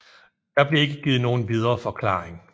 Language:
Danish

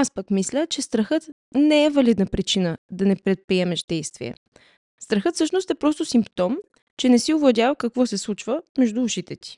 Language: Bulgarian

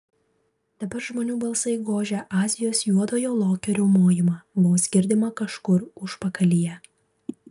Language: Lithuanian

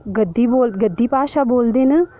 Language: Dogri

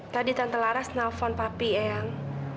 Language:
Indonesian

